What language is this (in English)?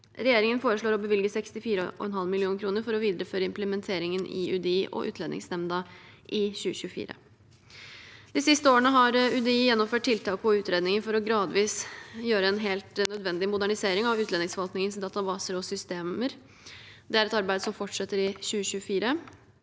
Norwegian